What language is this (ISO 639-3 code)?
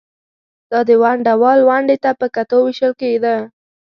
pus